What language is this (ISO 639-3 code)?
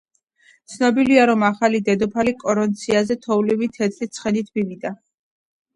kat